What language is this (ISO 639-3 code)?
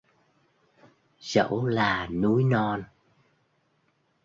vie